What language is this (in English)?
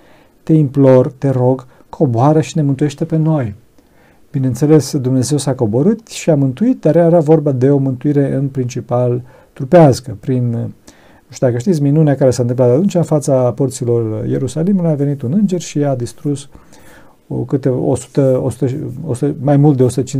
Romanian